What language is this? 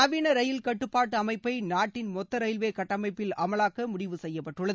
Tamil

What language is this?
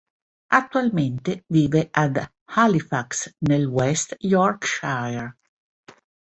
Italian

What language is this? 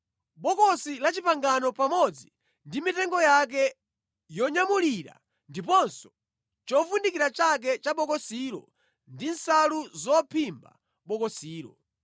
Nyanja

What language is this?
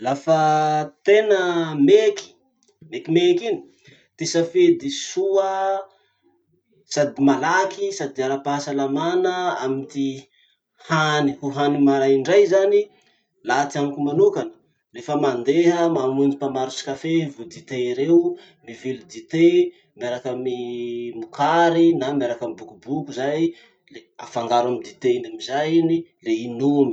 Masikoro Malagasy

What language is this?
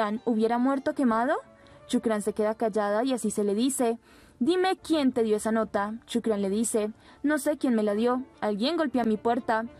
Spanish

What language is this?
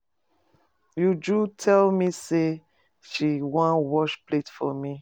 Nigerian Pidgin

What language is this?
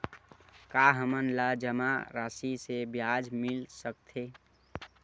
Chhattisgarhi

